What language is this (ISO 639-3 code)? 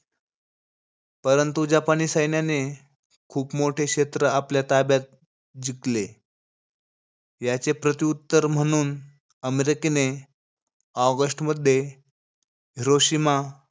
mar